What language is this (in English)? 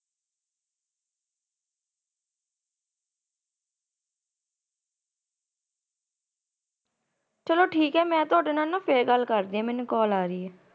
Punjabi